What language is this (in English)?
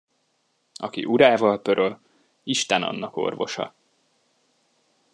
Hungarian